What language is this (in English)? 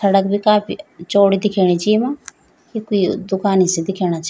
Garhwali